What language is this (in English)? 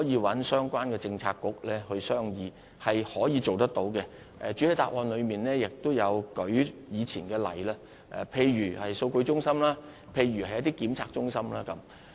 Cantonese